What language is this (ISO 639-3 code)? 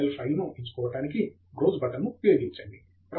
tel